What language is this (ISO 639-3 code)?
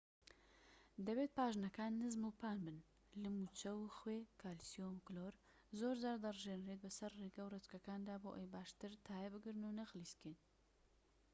ckb